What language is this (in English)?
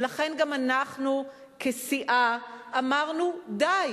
Hebrew